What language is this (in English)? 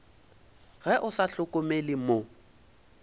Northern Sotho